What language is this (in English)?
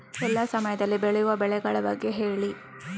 Kannada